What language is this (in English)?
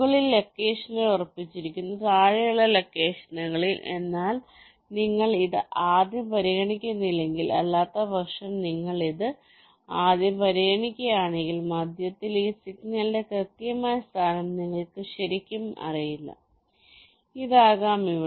Malayalam